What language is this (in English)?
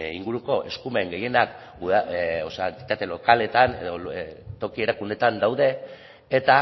Basque